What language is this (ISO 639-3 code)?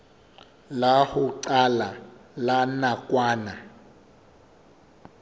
sot